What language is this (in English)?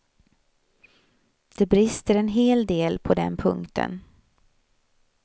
Swedish